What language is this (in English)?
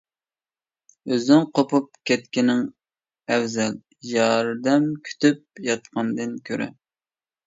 Uyghur